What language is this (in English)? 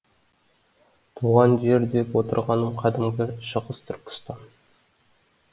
Kazakh